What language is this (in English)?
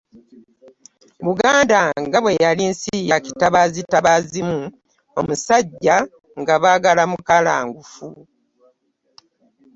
Ganda